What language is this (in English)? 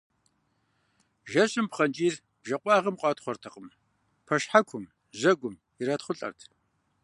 Kabardian